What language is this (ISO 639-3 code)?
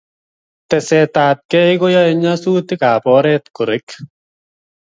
kln